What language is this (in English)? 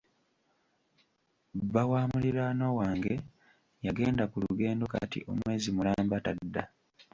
Ganda